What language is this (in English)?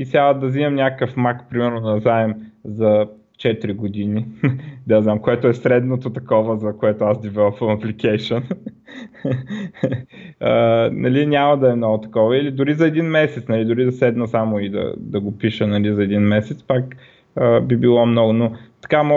Bulgarian